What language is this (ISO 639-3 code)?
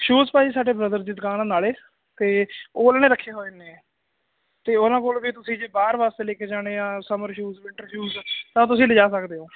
pan